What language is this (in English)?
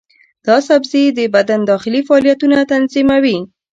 Pashto